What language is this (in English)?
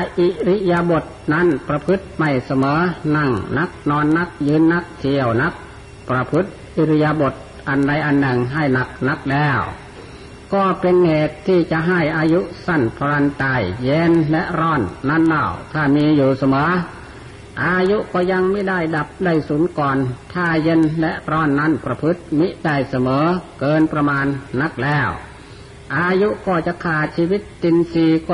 Thai